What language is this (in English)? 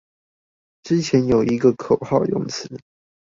Chinese